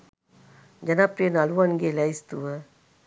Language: Sinhala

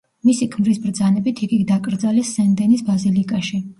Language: Georgian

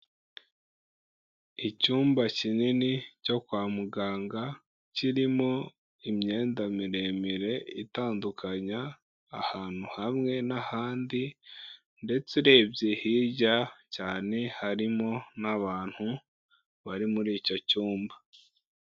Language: Kinyarwanda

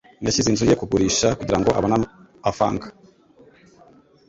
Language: Kinyarwanda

